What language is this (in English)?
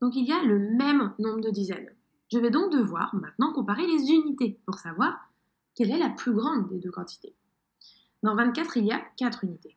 French